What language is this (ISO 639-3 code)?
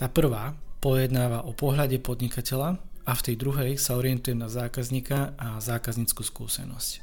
slk